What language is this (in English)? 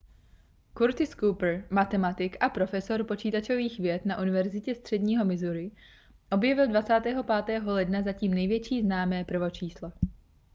Czech